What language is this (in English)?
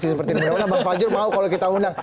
Indonesian